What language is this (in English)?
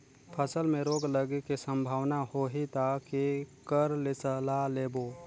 Chhattisgarhi